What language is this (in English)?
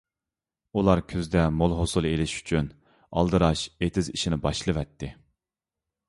Uyghur